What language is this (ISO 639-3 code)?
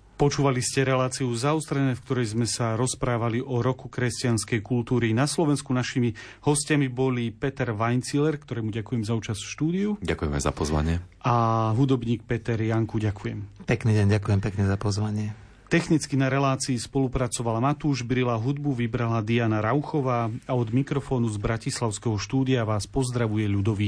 slk